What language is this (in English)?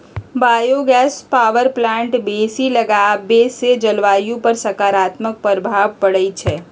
Magahi